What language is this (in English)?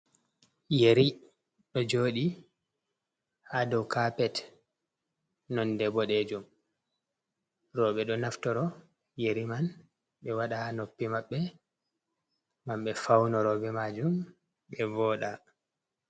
Fula